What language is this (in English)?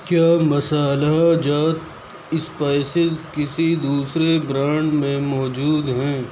Urdu